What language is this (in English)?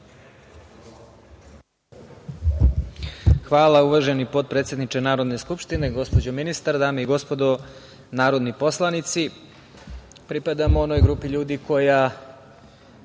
Serbian